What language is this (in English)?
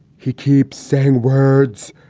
English